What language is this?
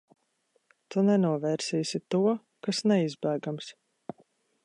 Latvian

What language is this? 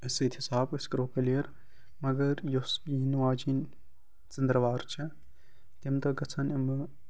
Kashmiri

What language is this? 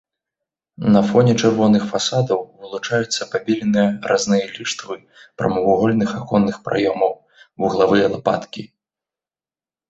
Belarusian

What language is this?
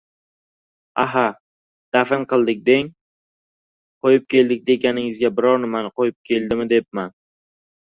Uzbek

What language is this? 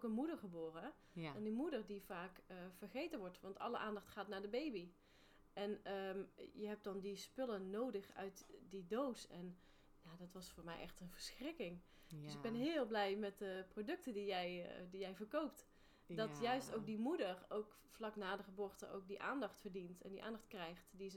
Dutch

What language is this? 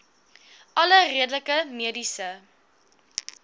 Afrikaans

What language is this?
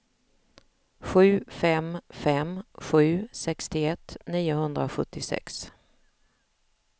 Swedish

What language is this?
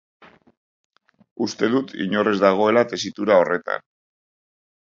Basque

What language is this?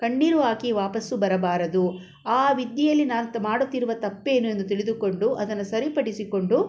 Kannada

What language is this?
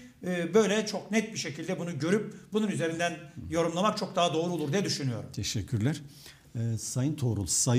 Turkish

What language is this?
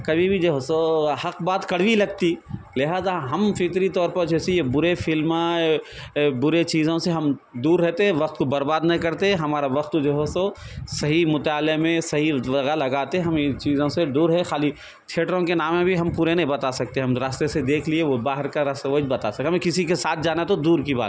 Urdu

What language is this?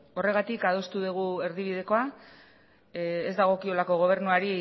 Basque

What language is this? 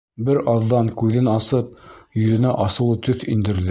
Bashkir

